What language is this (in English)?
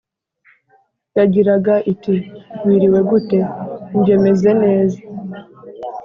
Kinyarwanda